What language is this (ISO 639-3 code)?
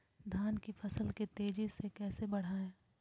mag